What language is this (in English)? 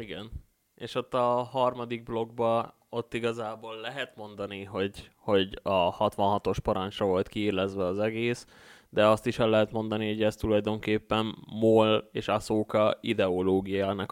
Hungarian